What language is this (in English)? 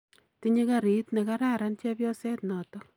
Kalenjin